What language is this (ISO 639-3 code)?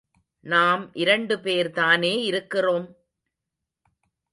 tam